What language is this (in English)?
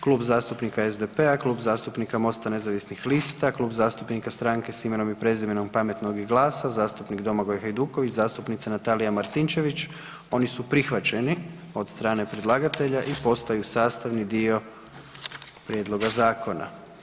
Croatian